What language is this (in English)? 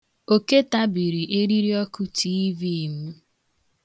Igbo